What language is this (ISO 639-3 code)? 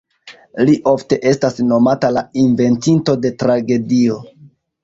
epo